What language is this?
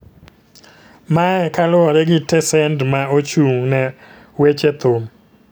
Luo (Kenya and Tanzania)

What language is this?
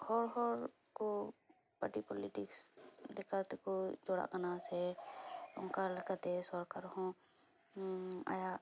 Santali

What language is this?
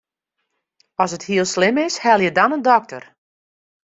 Western Frisian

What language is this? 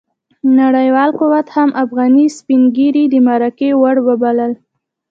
Pashto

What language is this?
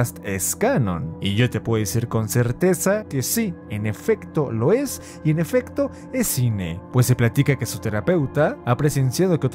Spanish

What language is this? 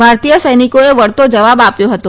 Gujarati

